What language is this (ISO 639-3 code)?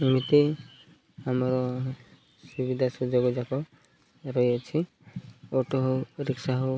ori